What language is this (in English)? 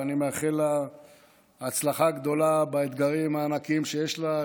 Hebrew